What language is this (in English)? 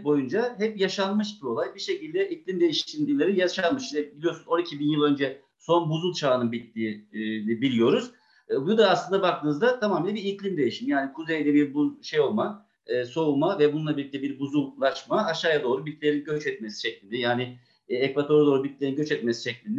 Turkish